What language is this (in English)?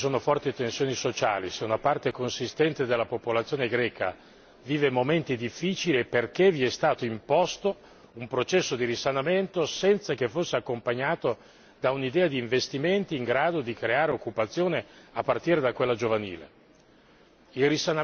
Italian